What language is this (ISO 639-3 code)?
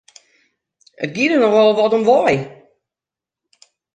fry